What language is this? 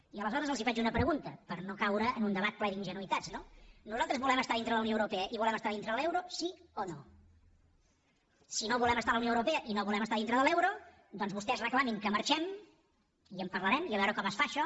Catalan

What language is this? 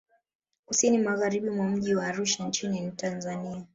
Swahili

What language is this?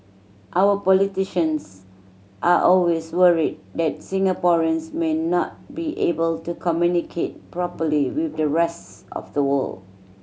English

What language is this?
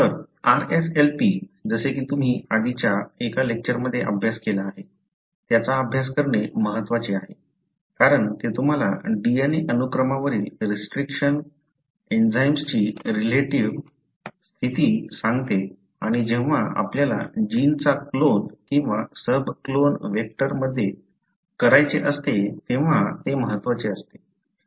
Marathi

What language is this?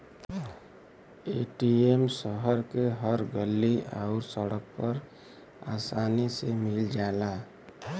Bhojpuri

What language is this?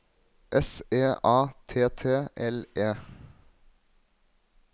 Norwegian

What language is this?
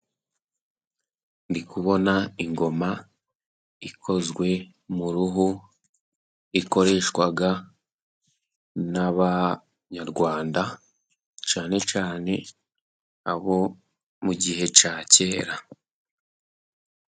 Kinyarwanda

